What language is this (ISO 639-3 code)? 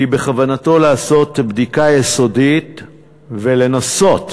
heb